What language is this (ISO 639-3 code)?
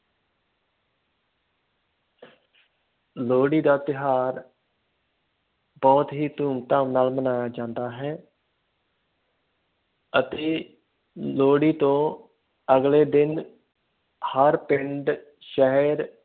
pan